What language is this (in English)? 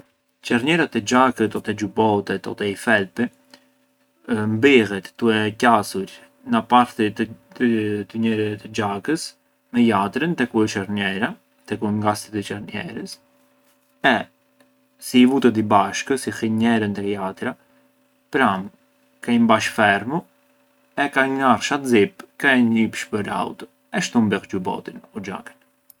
Arbëreshë Albanian